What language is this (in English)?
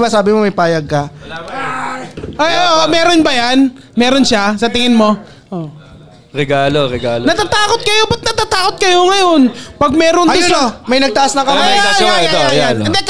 Filipino